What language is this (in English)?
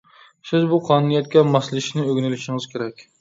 Uyghur